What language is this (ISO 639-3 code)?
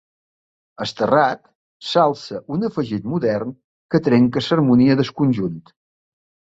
cat